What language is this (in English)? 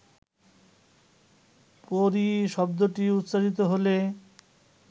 Bangla